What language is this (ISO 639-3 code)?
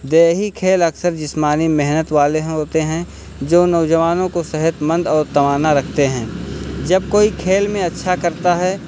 urd